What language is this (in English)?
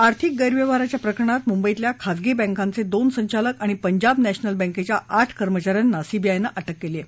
Marathi